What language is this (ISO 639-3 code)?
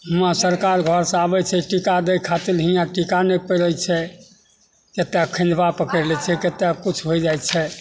mai